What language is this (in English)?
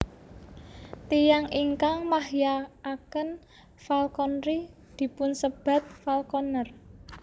Javanese